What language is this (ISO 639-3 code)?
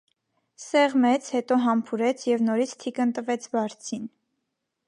hye